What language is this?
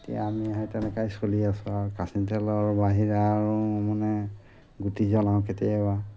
Assamese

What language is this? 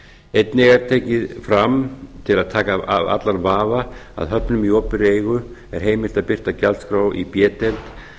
Icelandic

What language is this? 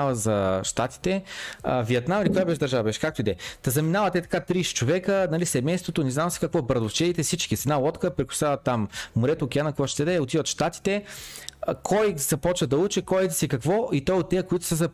Bulgarian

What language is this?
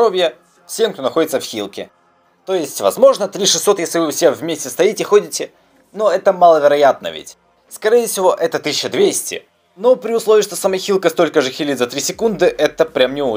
Russian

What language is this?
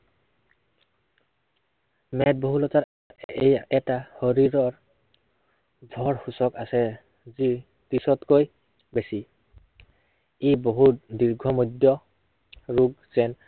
Assamese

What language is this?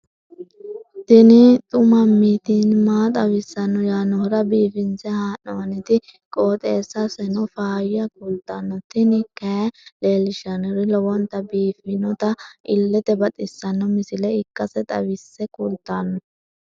Sidamo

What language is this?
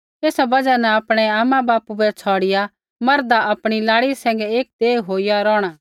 Kullu Pahari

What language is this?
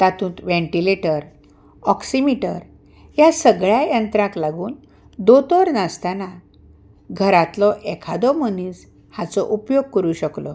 Konkani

